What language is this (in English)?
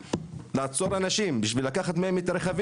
Hebrew